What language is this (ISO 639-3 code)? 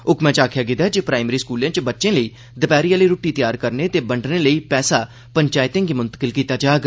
doi